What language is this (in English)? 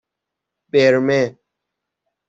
Persian